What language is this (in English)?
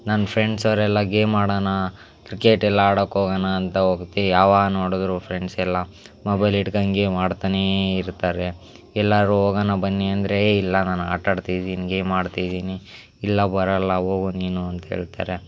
Kannada